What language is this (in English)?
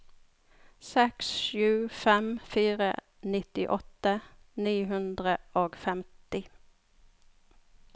Norwegian